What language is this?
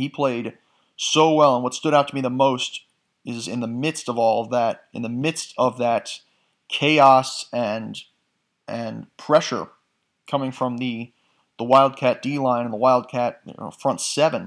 English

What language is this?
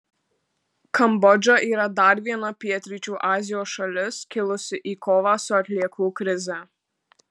Lithuanian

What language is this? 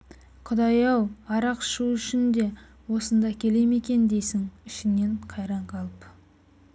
Kazakh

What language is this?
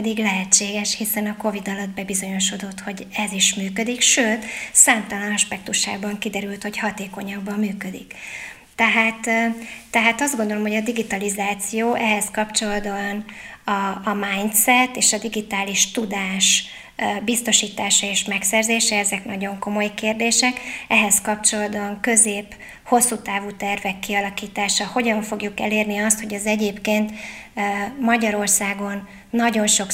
Hungarian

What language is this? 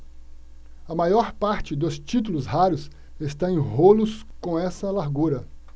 Portuguese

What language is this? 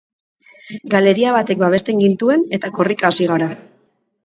Basque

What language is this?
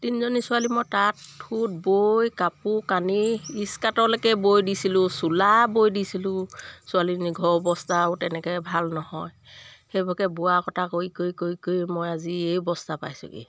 Assamese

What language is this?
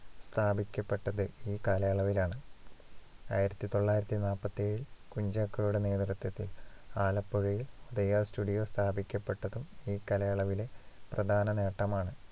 Malayalam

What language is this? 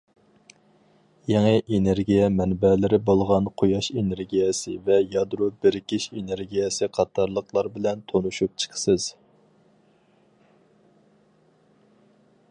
Uyghur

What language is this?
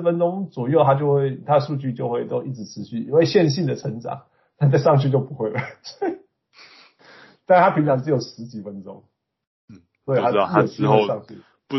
Chinese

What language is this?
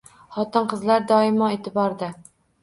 Uzbek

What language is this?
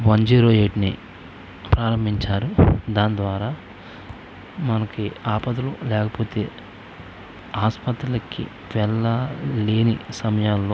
Telugu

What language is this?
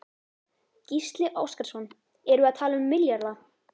Icelandic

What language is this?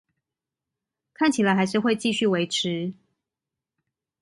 Chinese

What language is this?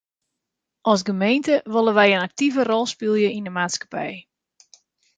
Western Frisian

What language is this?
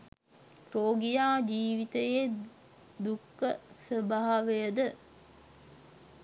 Sinhala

